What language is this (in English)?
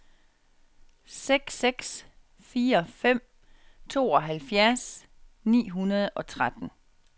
Danish